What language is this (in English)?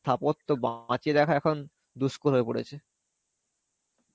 Bangla